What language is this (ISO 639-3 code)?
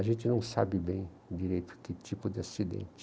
por